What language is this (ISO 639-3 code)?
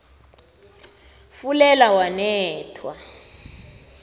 nbl